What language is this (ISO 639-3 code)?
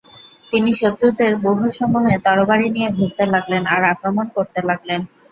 ben